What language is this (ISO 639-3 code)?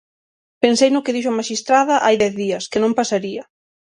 glg